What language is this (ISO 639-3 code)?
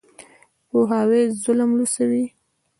pus